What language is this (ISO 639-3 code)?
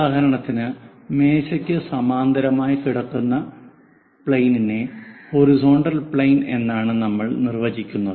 mal